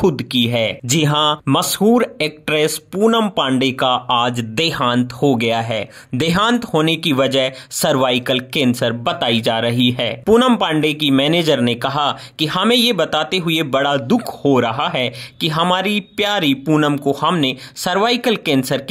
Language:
Hindi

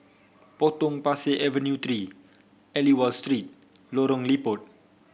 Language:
English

